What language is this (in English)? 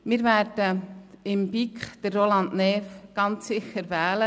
Swiss German